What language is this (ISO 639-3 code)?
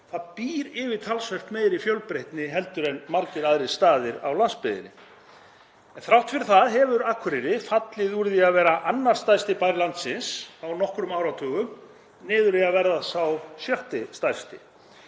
isl